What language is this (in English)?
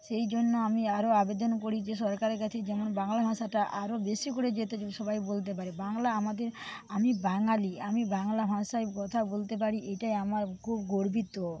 Bangla